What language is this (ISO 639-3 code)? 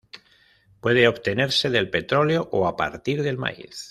spa